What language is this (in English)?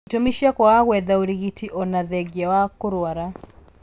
Kikuyu